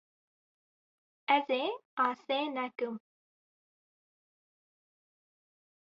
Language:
Kurdish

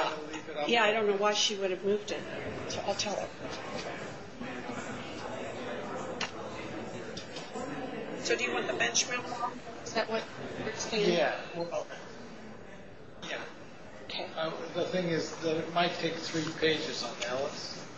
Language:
English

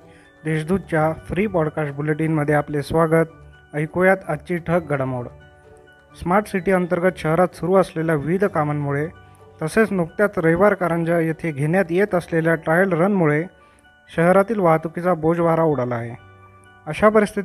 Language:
Marathi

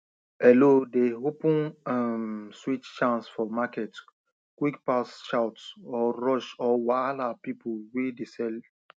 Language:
Nigerian Pidgin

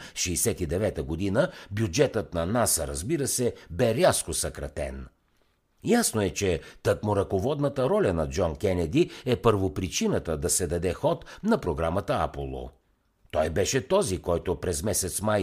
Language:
Bulgarian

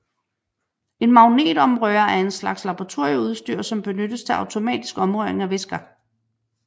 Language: Danish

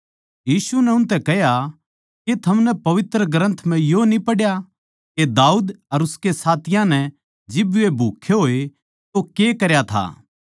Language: Haryanvi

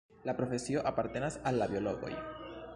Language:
Esperanto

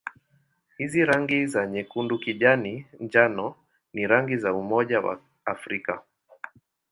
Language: Swahili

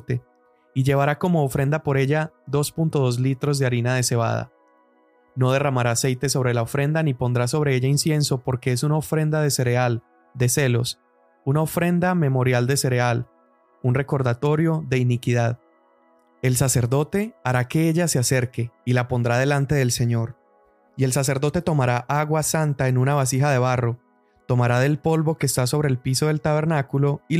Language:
Spanish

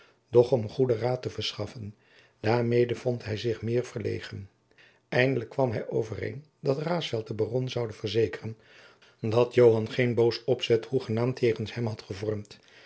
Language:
Dutch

